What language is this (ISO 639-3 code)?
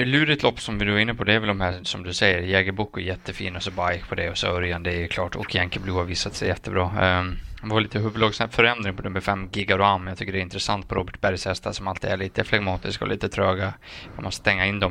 swe